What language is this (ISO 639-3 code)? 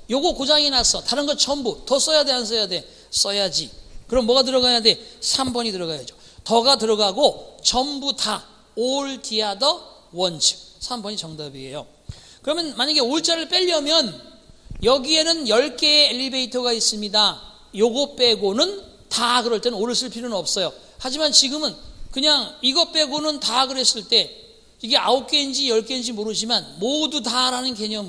kor